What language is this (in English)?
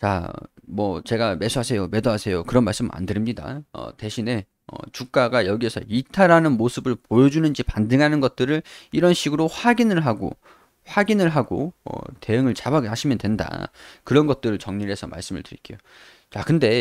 Korean